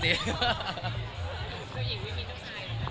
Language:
Thai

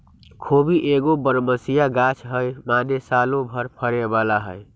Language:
Magahi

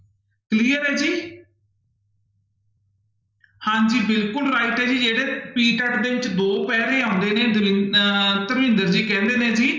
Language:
Punjabi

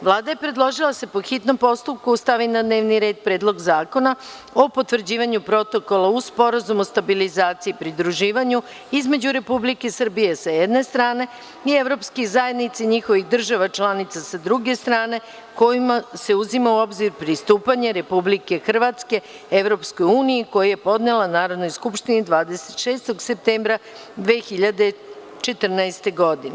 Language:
Serbian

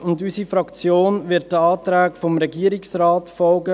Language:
Swiss German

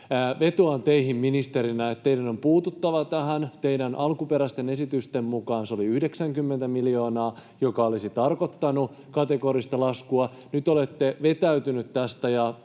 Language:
Finnish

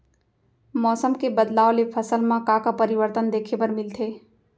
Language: Chhattisgarhi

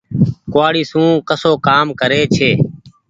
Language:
Goaria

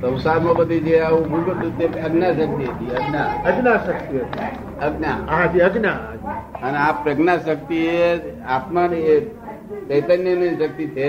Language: Gujarati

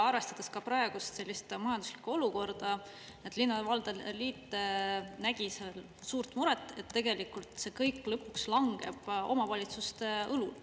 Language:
Estonian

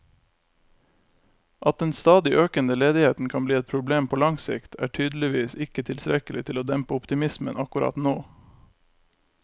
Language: Norwegian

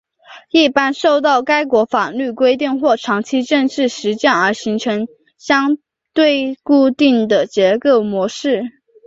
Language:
Chinese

